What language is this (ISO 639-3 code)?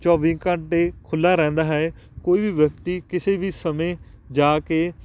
pan